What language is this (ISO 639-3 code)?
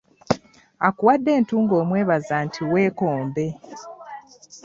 lug